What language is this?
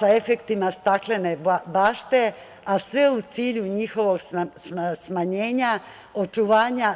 Serbian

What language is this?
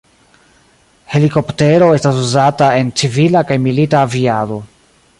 Esperanto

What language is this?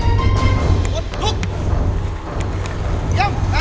Thai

